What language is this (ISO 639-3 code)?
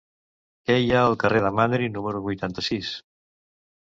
cat